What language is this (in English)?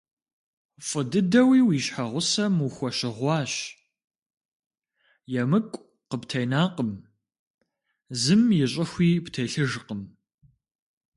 Kabardian